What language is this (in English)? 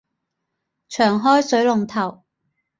Cantonese